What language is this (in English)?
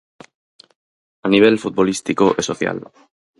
Galician